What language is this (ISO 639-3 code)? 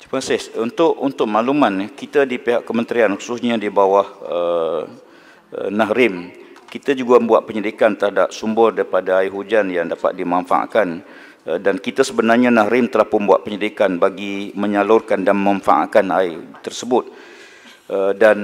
msa